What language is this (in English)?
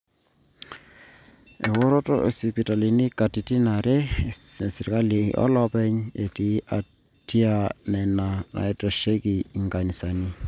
Masai